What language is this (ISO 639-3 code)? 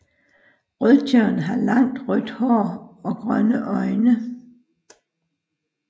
dan